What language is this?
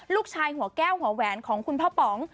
Thai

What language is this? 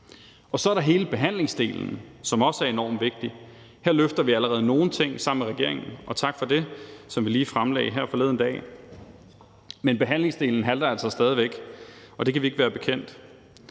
Danish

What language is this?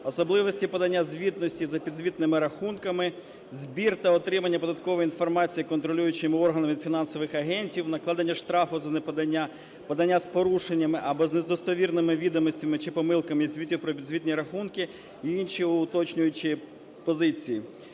Ukrainian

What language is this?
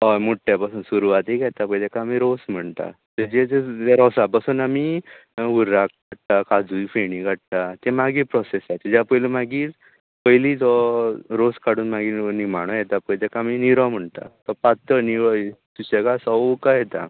Konkani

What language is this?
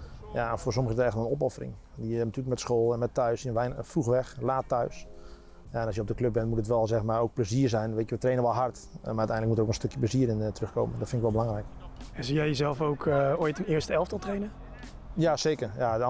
Dutch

